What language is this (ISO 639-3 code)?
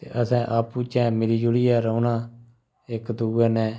doi